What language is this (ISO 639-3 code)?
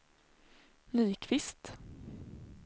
swe